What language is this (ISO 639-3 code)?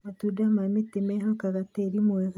kik